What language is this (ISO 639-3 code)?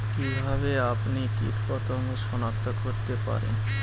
ben